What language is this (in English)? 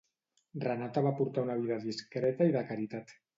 Catalan